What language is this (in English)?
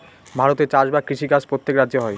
Bangla